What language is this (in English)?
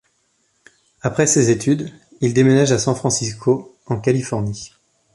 French